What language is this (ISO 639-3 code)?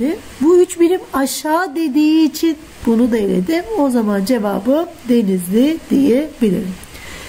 tur